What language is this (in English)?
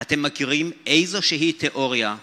Hebrew